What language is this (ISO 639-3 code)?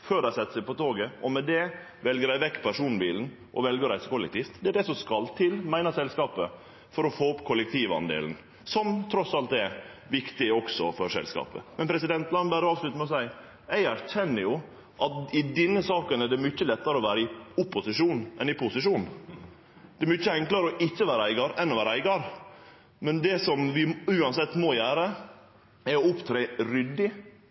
nno